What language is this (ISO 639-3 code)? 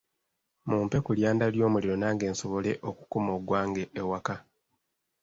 lug